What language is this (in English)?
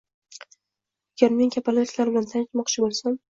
Uzbek